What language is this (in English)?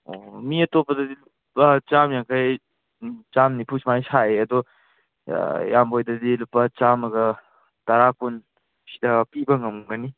Manipuri